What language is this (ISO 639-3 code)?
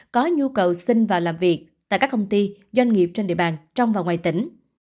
vie